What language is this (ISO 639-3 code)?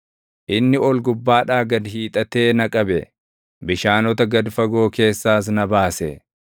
orm